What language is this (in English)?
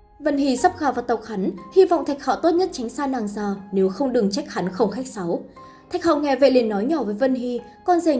Vietnamese